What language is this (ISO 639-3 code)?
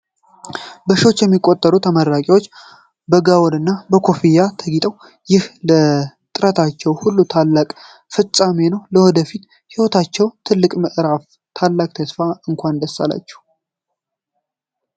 amh